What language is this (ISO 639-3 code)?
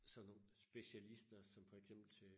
dan